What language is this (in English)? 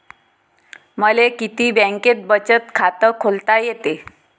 Marathi